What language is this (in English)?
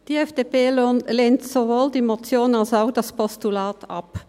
Swiss German